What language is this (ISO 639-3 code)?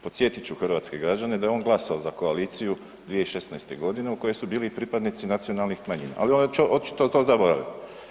hrv